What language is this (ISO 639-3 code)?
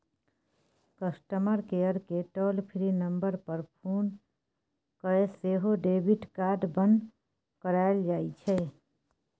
mai